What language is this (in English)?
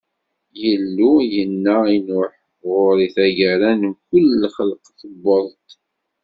Kabyle